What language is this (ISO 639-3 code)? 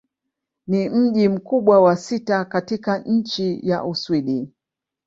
swa